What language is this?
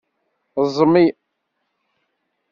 Kabyle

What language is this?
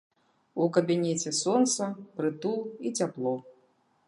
Belarusian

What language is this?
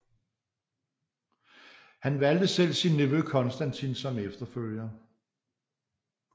Danish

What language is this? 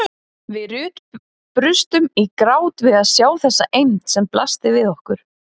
Icelandic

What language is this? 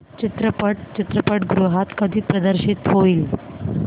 Marathi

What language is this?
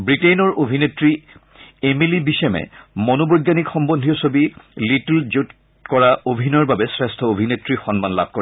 Assamese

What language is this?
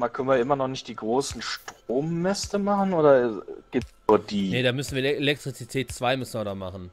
German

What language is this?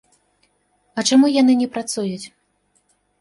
Belarusian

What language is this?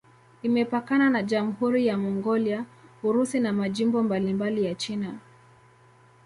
Swahili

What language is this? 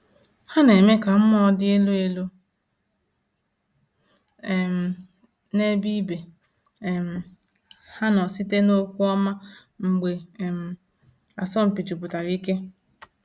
Igbo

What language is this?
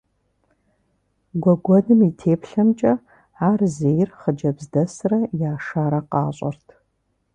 Kabardian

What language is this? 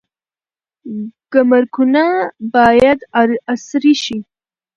Pashto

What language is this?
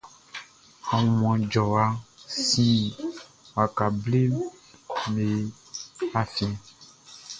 Baoulé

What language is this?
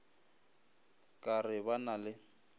Northern Sotho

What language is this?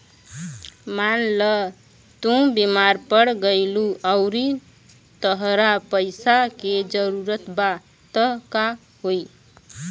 Bhojpuri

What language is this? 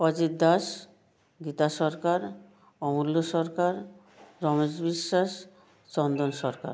Bangla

